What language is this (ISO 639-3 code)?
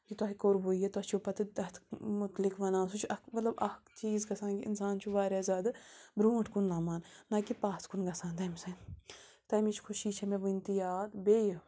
kas